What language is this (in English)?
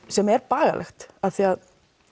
Icelandic